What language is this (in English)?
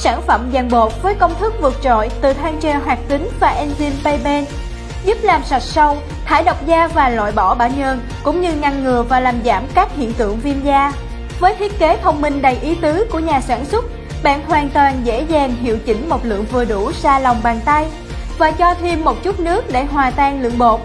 Vietnamese